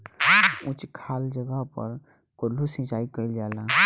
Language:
Bhojpuri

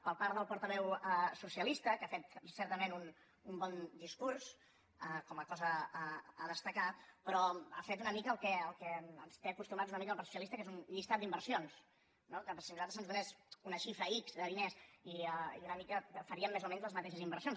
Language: Catalan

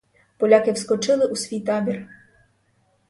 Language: Ukrainian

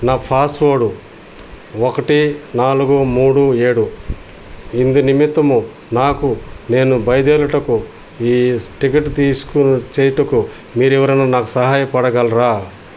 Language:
Telugu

